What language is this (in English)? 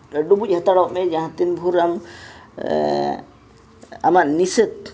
Santali